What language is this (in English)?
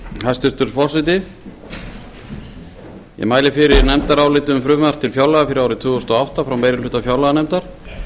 Icelandic